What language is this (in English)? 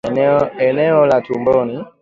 Swahili